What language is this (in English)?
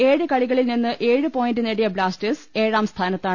Malayalam